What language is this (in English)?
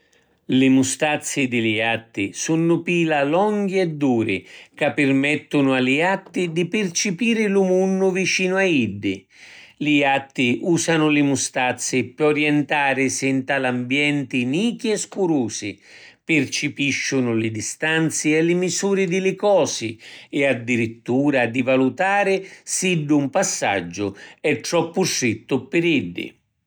Sicilian